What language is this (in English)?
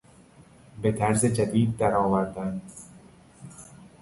Persian